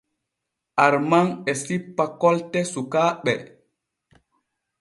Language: Borgu Fulfulde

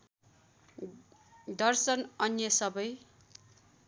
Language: Nepali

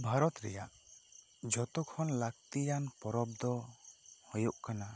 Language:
Santali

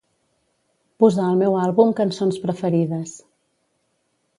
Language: Catalan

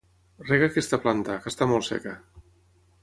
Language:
Catalan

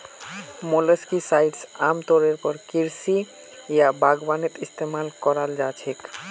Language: Magahi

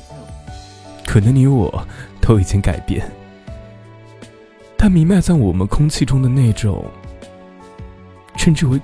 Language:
Chinese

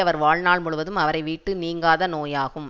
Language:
Tamil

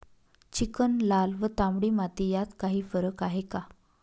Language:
Marathi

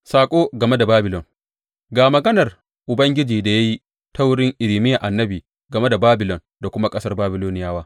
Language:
Hausa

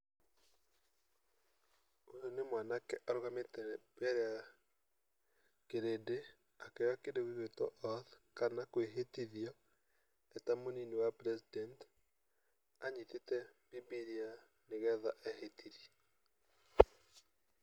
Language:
Kikuyu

